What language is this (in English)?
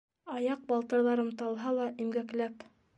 Bashkir